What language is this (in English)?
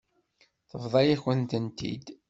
Kabyle